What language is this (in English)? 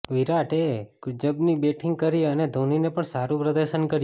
Gujarati